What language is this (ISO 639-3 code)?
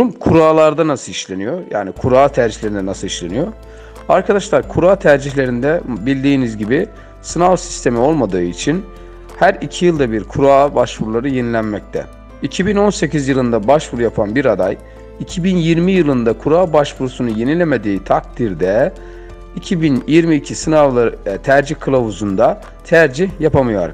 tur